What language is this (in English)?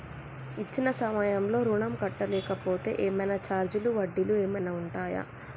Telugu